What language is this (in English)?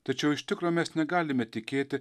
Lithuanian